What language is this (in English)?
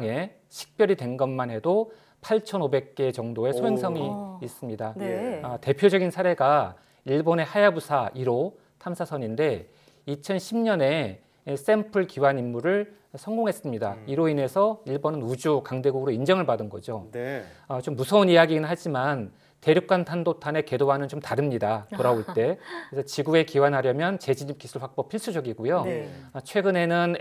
Korean